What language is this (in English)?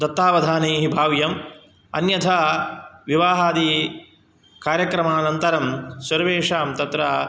Sanskrit